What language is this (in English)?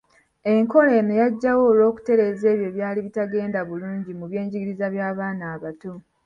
Ganda